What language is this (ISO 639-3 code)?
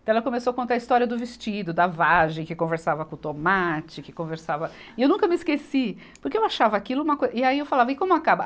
por